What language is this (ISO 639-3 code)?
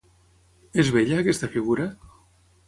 cat